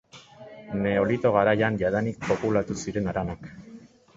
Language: Basque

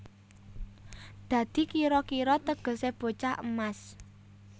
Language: Javanese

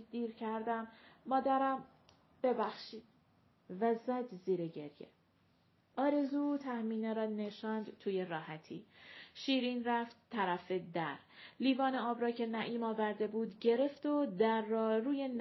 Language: Persian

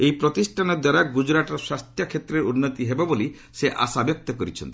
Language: Odia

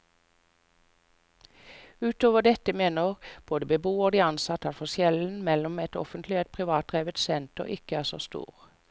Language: Norwegian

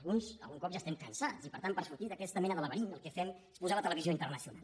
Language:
Catalan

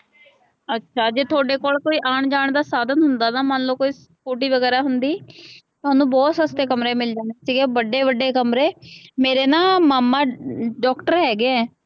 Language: Punjabi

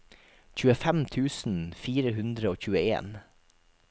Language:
Norwegian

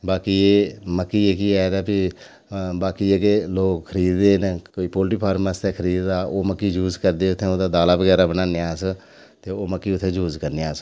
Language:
Dogri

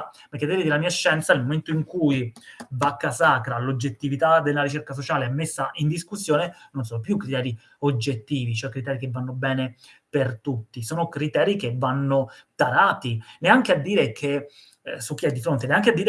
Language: Italian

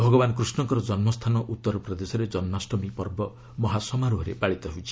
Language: Odia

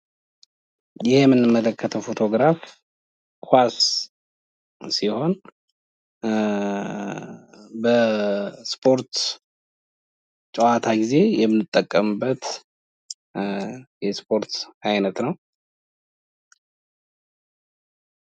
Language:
Amharic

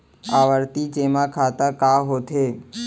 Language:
Chhattisgarhi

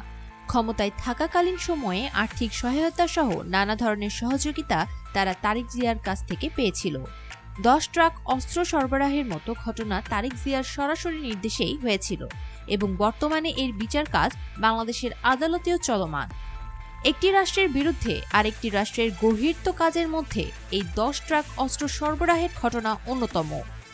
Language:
Bangla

